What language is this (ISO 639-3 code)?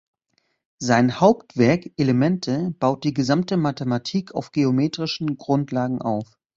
deu